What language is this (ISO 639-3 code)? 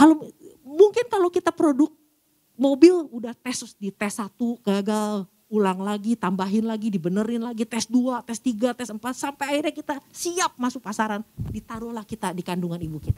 ind